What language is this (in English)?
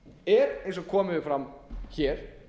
Icelandic